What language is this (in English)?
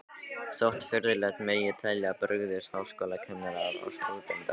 Icelandic